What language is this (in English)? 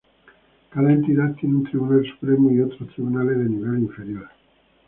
Spanish